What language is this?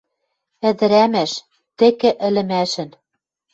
Western Mari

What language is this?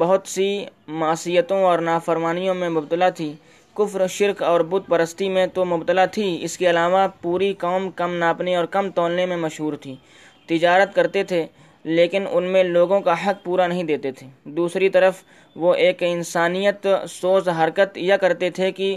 Urdu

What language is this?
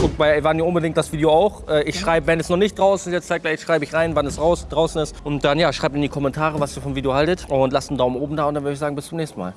German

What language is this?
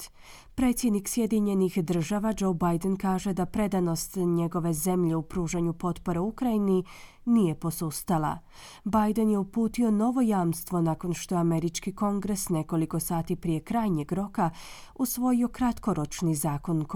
Croatian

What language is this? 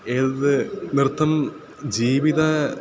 Sanskrit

